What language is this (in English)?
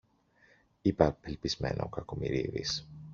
Greek